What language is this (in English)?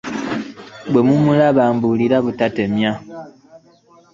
Ganda